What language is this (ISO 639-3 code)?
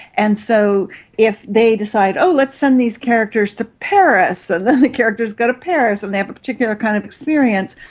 eng